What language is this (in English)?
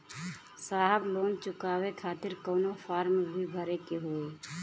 Bhojpuri